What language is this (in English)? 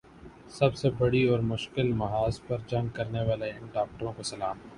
Urdu